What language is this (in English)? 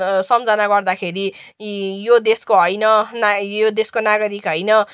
Nepali